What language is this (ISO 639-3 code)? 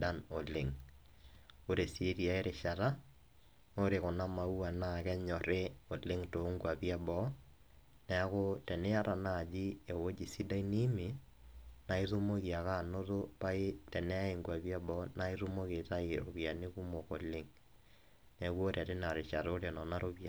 mas